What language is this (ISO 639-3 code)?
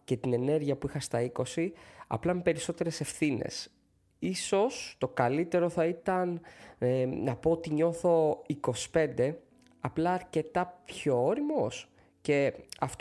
ell